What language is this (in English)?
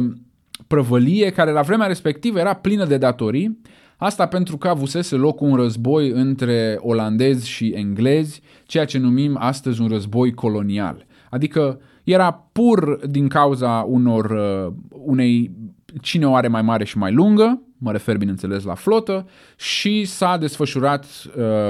Romanian